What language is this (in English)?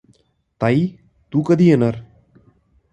Marathi